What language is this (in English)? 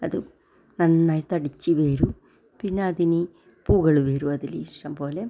Malayalam